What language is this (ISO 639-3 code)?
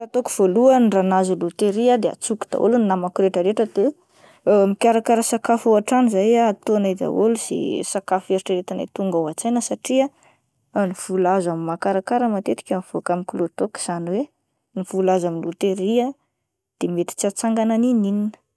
mlg